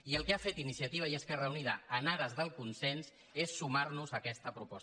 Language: Catalan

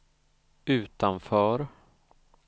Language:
Swedish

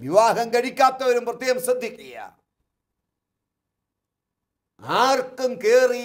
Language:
Malayalam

